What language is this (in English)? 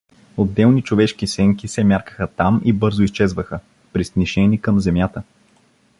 Bulgarian